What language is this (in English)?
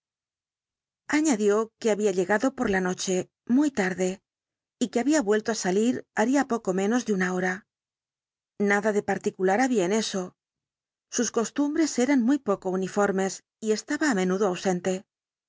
Spanish